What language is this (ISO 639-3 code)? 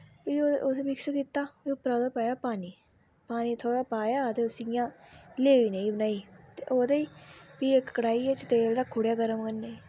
doi